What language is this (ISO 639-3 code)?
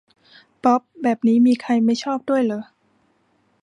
tha